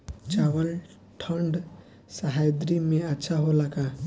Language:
Bhojpuri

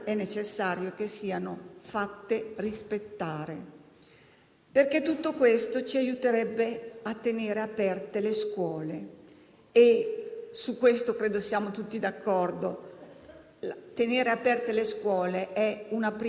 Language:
Italian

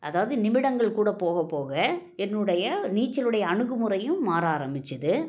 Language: Tamil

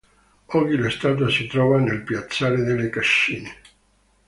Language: Italian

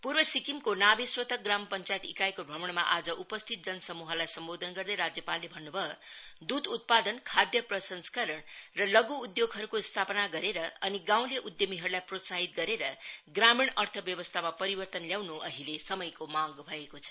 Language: Nepali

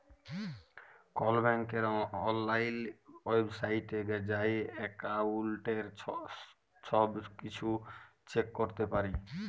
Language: Bangla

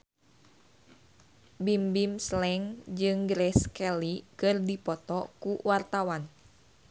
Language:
Sundanese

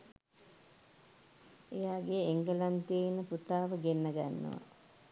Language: Sinhala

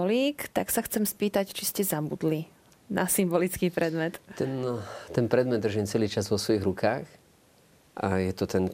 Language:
Slovak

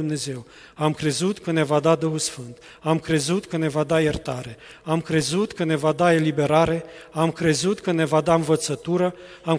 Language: Romanian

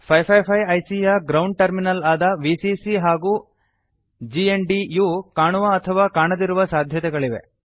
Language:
Kannada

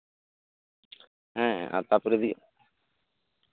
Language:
Santali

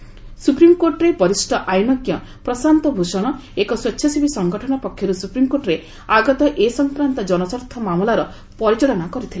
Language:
Odia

